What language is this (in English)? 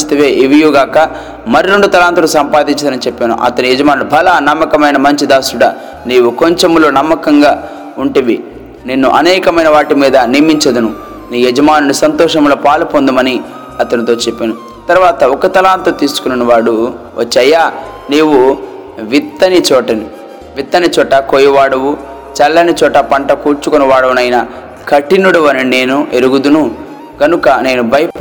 Telugu